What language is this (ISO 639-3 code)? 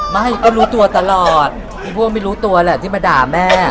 tha